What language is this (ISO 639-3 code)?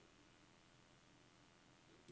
dan